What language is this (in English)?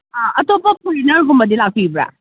Manipuri